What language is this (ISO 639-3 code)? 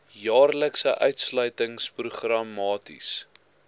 afr